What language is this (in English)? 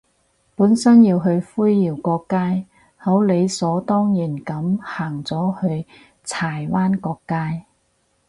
Cantonese